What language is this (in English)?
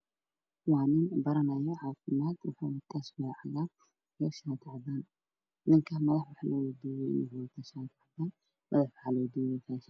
Somali